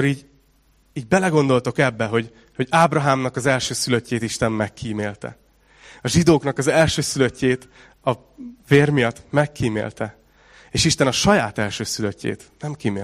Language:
Hungarian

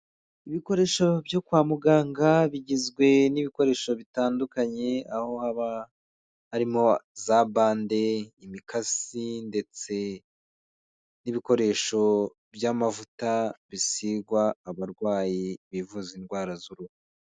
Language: Kinyarwanda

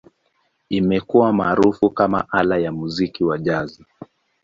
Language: Swahili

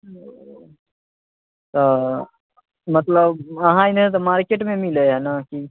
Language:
Maithili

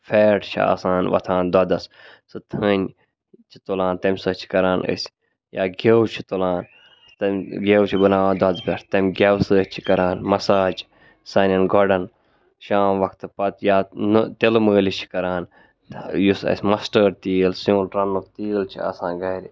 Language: Kashmiri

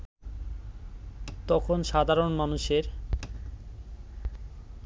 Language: Bangla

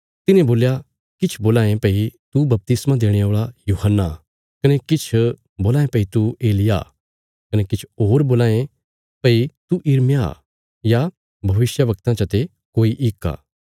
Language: Bilaspuri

